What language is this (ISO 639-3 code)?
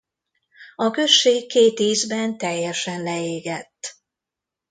hun